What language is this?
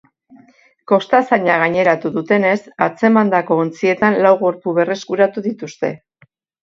Basque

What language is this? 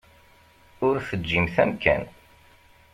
Kabyle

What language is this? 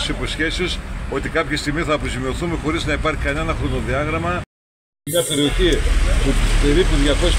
Greek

